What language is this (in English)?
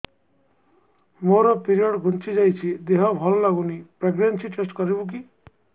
Odia